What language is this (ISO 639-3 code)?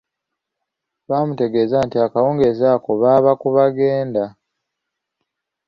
lug